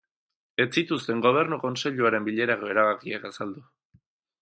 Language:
Basque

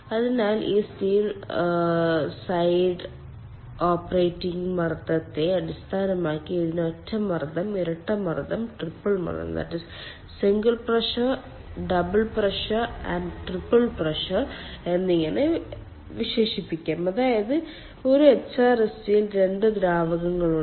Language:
Malayalam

